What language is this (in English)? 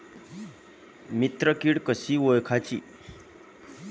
Marathi